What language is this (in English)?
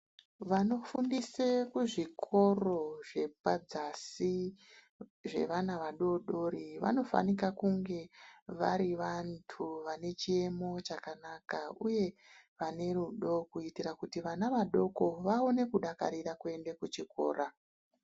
Ndau